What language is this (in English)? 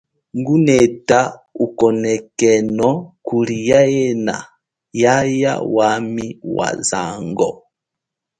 Chokwe